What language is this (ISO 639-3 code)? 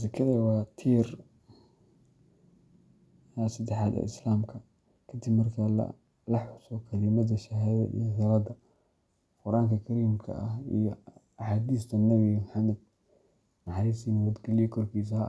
som